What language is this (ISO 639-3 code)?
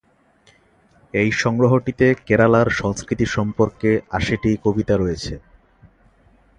ben